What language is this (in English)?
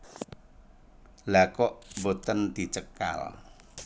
Javanese